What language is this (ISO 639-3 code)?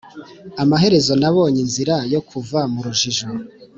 kin